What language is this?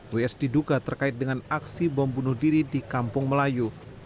Indonesian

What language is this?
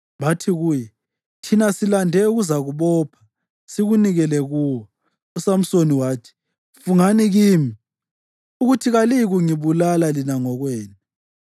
North Ndebele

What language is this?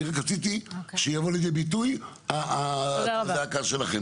Hebrew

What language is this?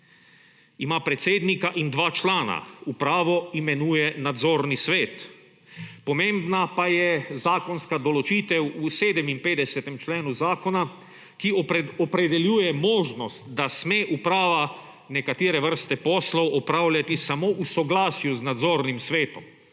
Slovenian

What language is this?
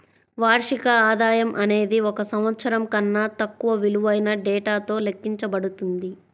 Telugu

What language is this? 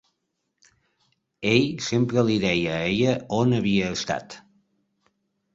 Catalan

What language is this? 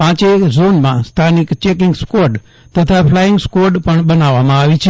Gujarati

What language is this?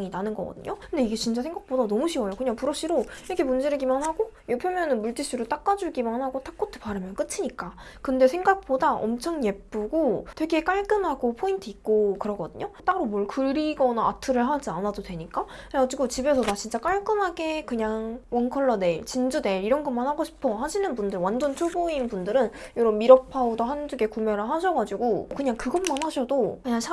Korean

